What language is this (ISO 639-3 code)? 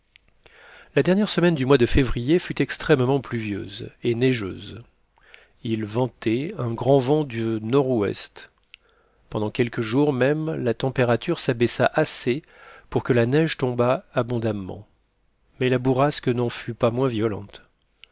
fra